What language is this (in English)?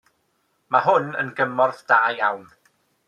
Welsh